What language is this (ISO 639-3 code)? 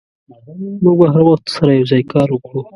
pus